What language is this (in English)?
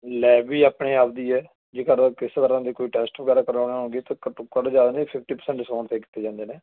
Punjabi